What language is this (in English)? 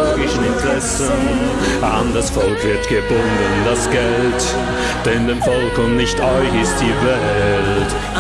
German